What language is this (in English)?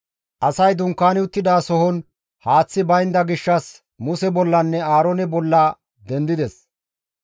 Gamo